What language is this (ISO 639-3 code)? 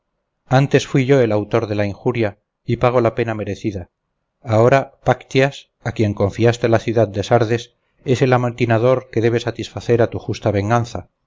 spa